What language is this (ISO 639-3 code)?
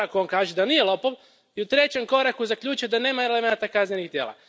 hrv